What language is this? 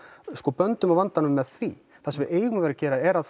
Icelandic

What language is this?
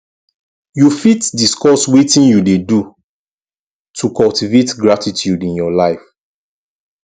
Nigerian Pidgin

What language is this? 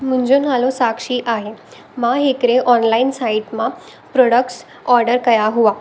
Sindhi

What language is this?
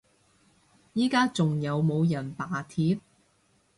Cantonese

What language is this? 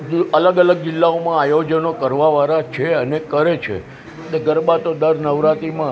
Gujarati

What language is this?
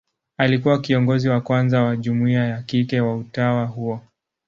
Swahili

